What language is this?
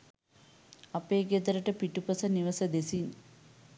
Sinhala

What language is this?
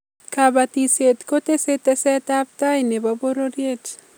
Kalenjin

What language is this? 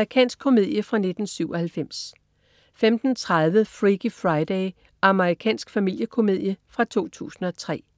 Danish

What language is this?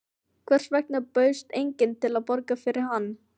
Icelandic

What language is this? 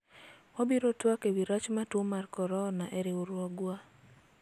Luo (Kenya and Tanzania)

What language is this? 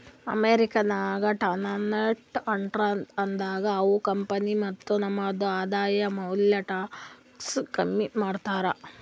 Kannada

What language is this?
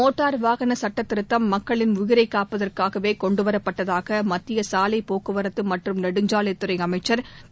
Tamil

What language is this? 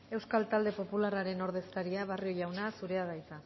Basque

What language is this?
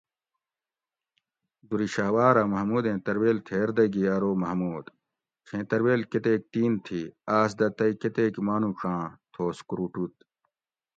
Gawri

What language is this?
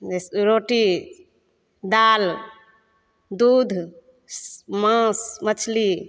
Maithili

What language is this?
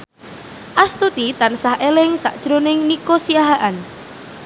Javanese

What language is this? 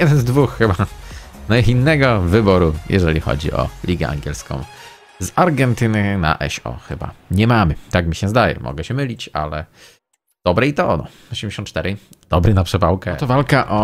Polish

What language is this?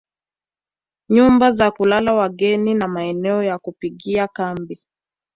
Swahili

